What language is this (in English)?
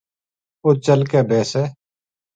Gujari